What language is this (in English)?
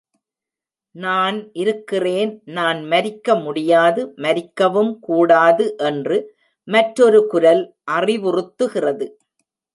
Tamil